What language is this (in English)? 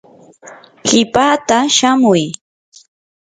Yanahuanca Pasco Quechua